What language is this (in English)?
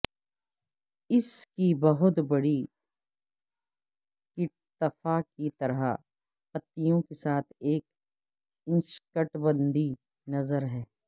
Urdu